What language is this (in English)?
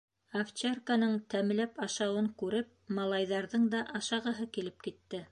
Bashkir